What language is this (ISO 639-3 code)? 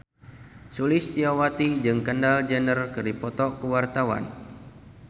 sun